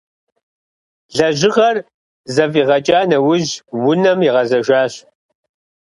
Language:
Kabardian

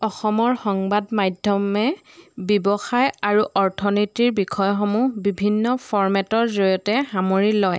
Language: Assamese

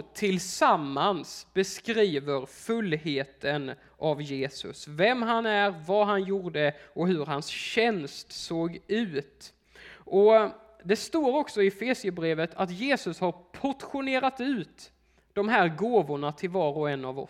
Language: Swedish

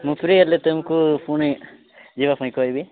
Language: Odia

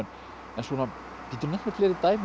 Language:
Icelandic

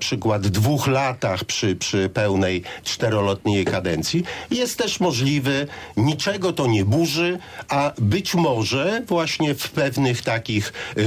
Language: Polish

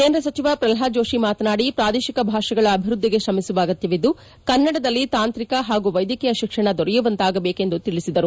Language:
Kannada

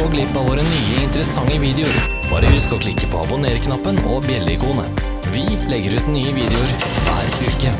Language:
Norwegian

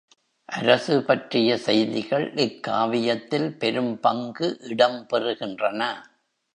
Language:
Tamil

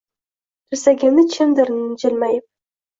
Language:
Uzbek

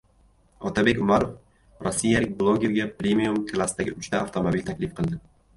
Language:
Uzbek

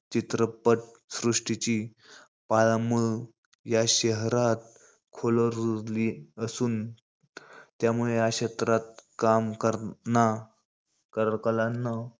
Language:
Marathi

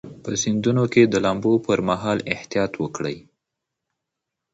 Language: Pashto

